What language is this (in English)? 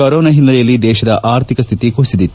Kannada